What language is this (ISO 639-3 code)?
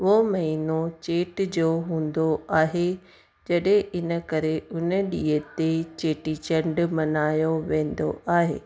snd